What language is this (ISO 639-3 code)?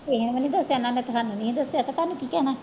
pan